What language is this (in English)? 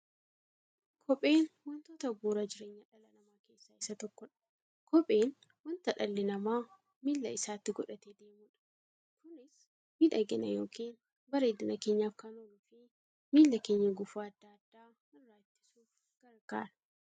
Oromo